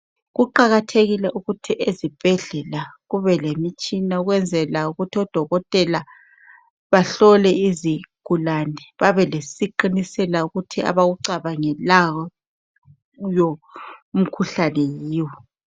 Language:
North Ndebele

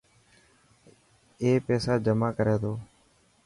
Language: Dhatki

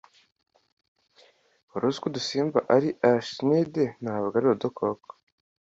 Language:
Kinyarwanda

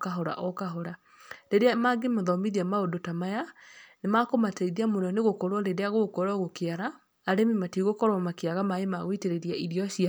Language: Kikuyu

